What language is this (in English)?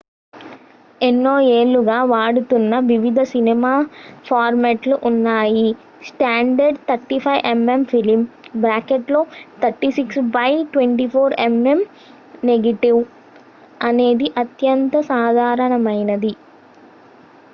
Telugu